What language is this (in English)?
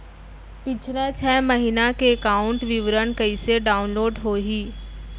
Chhattisgarhi